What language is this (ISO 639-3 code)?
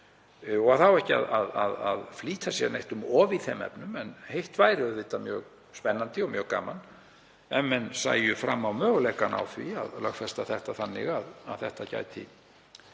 isl